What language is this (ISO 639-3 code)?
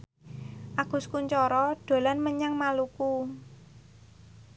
jav